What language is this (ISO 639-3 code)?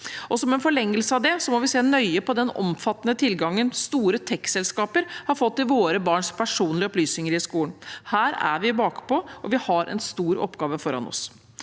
nor